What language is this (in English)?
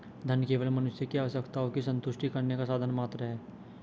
Hindi